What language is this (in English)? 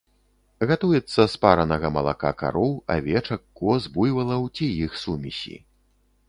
Belarusian